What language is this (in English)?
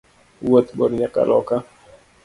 Luo (Kenya and Tanzania)